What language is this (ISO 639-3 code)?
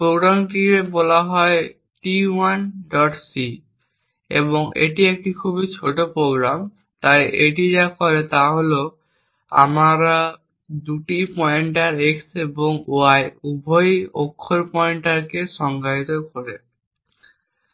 ben